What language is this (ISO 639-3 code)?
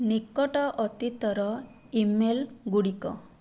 ori